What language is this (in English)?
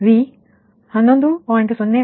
Kannada